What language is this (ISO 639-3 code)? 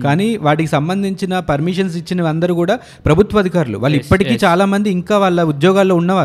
tel